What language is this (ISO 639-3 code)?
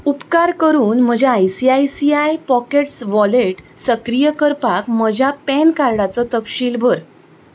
kok